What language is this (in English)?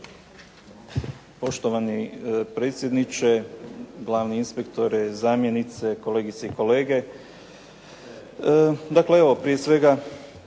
Croatian